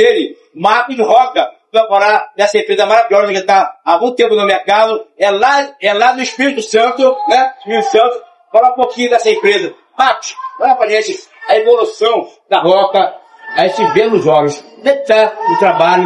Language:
Portuguese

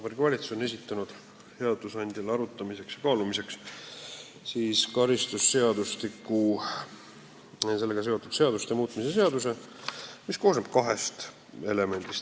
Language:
Estonian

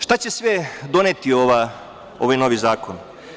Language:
Serbian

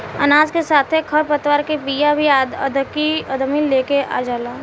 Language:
Bhojpuri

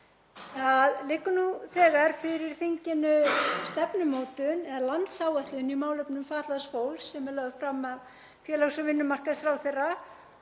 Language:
Icelandic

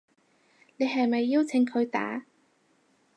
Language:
Cantonese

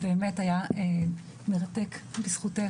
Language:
Hebrew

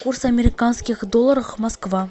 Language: Russian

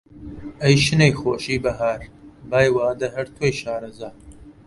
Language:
Central Kurdish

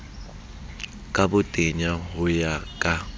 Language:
Southern Sotho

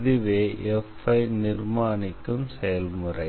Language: Tamil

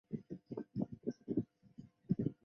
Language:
Chinese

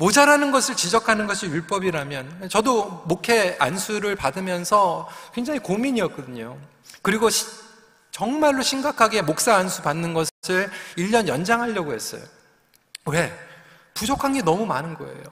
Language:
Korean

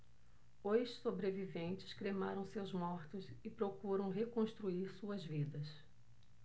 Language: Portuguese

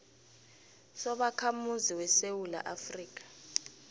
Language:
South Ndebele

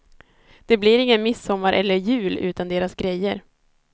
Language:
Swedish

